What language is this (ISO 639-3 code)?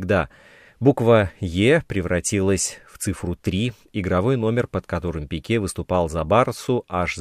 rus